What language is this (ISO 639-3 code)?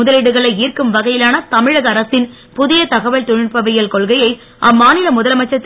tam